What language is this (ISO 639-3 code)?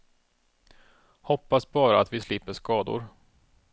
swe